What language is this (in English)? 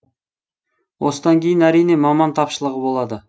Kazakh